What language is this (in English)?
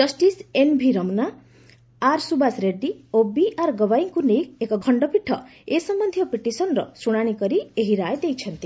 Odia